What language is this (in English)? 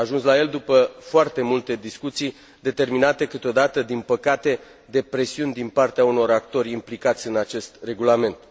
Romanian